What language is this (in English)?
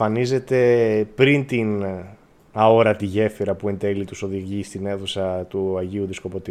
Greek